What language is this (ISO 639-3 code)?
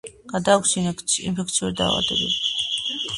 kat